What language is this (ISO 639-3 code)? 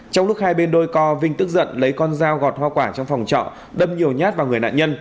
vie